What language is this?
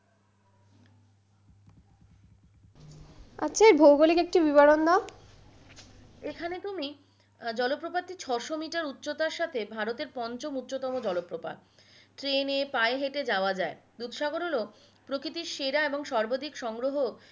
Bangla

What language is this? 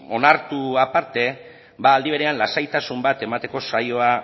Basque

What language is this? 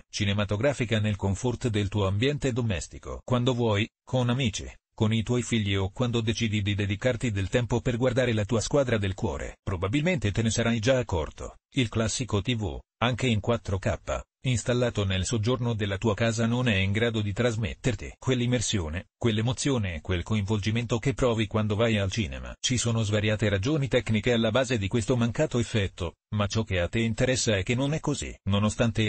Italian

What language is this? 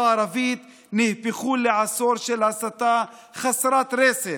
Hebrew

